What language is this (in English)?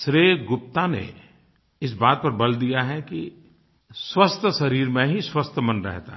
Hindi